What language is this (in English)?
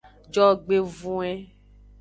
Aja (Benin)